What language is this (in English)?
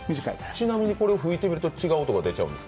Japanese